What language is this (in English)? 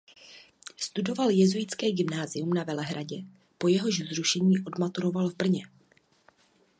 Czech